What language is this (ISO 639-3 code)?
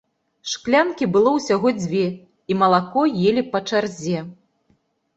bel